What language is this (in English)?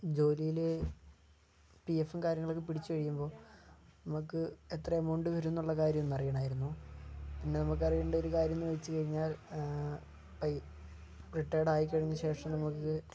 Malayalam